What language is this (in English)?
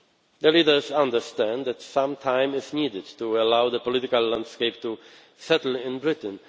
English